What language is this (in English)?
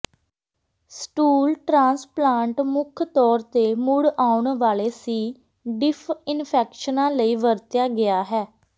Punjabi